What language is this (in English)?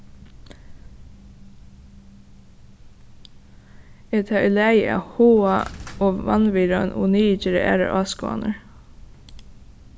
Faroese